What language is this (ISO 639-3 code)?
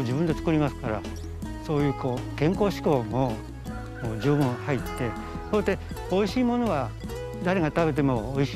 jpn